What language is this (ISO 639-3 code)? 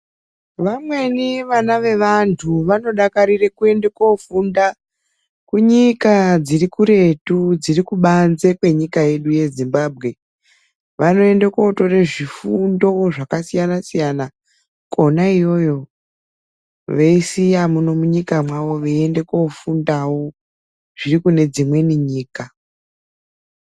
ndc